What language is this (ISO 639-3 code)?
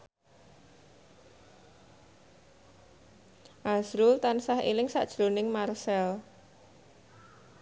jav